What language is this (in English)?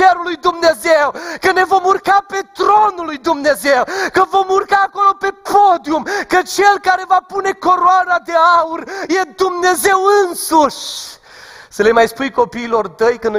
Romanian